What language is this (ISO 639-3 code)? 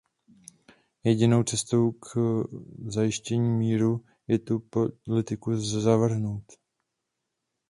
ces